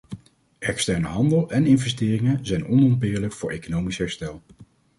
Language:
Dutch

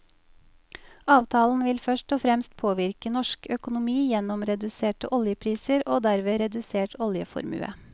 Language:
Norwegian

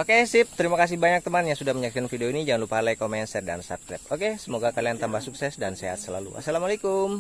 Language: Indonesian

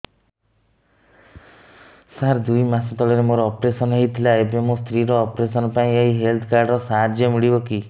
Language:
Odia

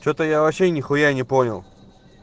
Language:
Russian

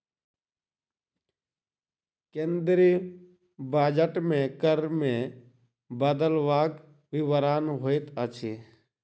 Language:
Maithili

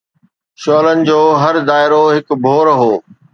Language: Sindhi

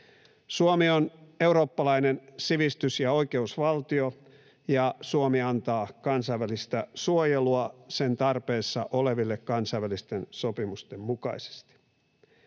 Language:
Finnish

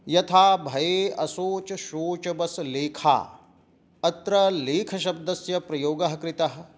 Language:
Sanskrit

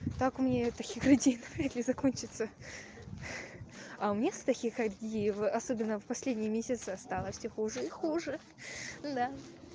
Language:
Russian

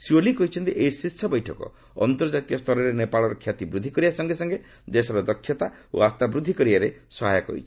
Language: Odia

